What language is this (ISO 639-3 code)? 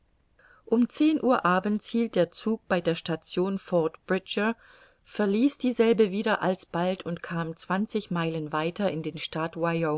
deu